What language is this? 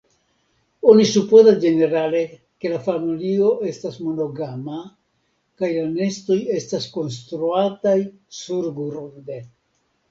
Esperanto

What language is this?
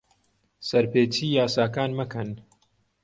Central Kurdish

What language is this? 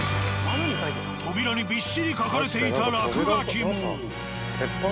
Japanese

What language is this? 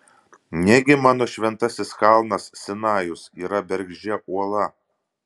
Lithuanian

